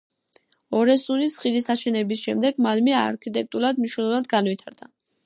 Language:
Georgian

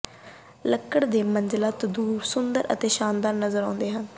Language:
Punjabi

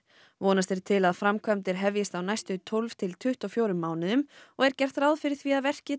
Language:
Icelandic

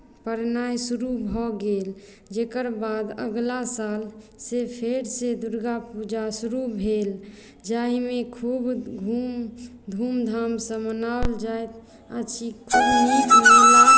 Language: Maithili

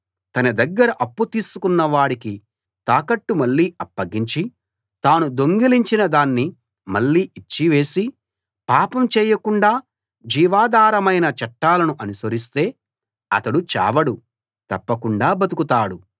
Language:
Telugu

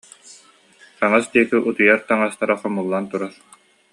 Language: Yakut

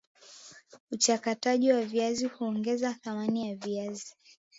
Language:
Swahili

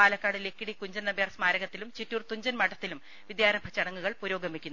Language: Malayalam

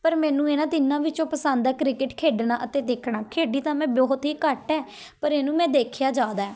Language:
Punjabi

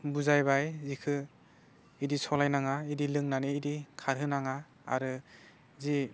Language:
Bodo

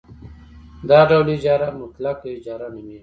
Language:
Pashto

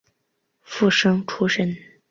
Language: Chinese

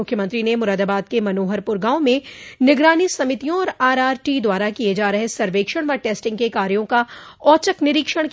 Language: Hindi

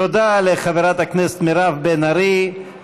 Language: Hebrew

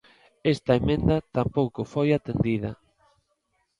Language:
Galician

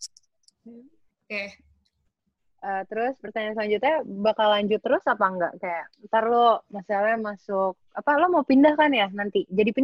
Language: Indonesian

